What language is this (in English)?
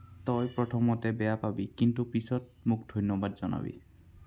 Assamese